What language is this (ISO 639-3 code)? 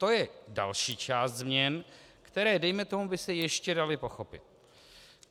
ces